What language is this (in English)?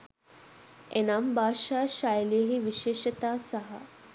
Sinhala